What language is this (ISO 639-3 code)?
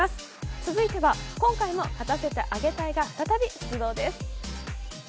jpn